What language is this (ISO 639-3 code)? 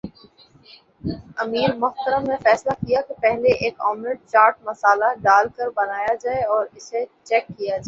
urd